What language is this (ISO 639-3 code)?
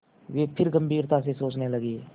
hin